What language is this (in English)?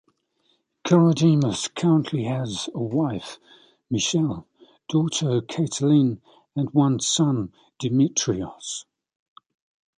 English